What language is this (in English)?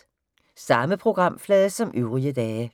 Danish